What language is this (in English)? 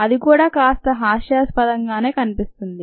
Telugu